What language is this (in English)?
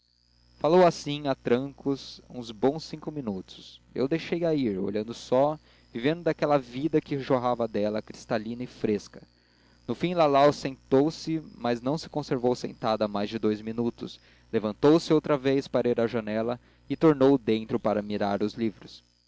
Portuguese